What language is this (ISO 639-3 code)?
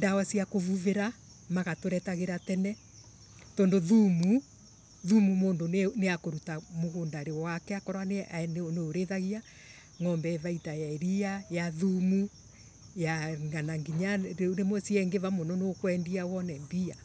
ebu